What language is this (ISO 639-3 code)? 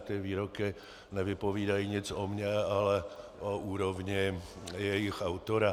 ces